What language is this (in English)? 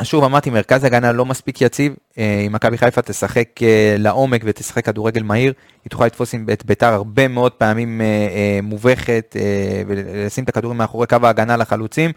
Hebrew